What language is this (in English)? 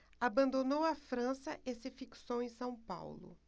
Portuguese